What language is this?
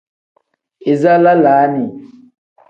Tem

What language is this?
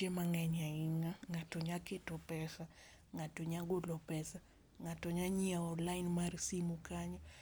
Luo (Kenya and Tanzania)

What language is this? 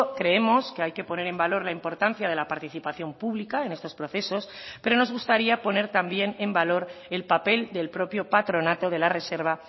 Spanish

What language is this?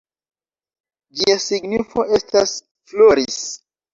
Esperanto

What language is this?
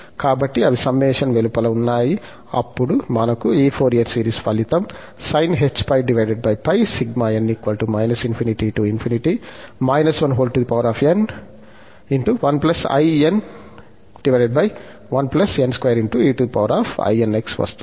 Telugu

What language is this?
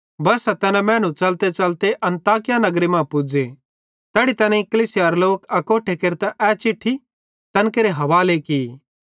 Bhadrawahi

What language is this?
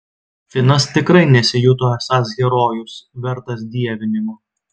Lithuanian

